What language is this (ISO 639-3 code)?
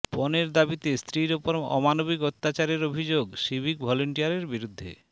ben